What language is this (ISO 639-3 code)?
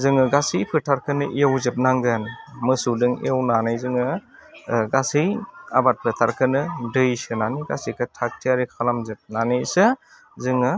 brx